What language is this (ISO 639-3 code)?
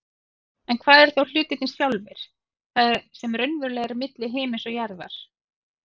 isl